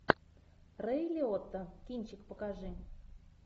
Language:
Russian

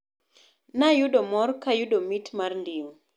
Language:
Luo (Kenya and Tanzania)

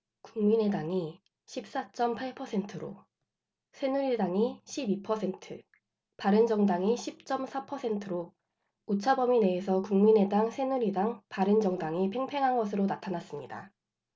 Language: Korean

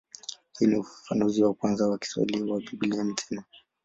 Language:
Swahili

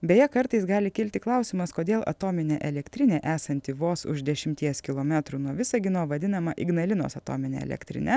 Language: Lithuanian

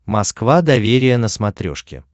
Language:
Russian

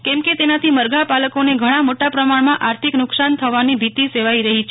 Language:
Gujarati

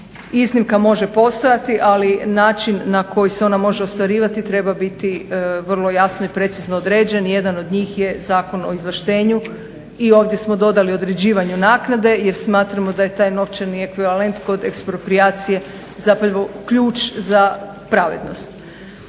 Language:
Croatian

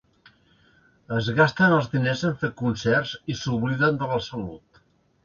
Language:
Catalan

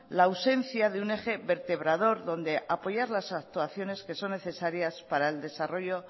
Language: Spanish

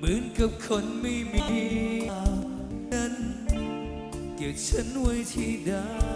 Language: Thai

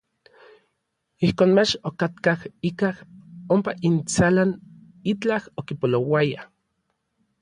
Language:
Orizaba Nahuatl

